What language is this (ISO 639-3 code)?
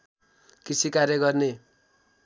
nep